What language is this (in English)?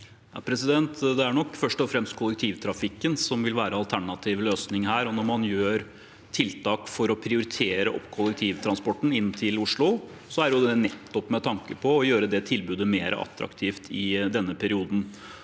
Norwegian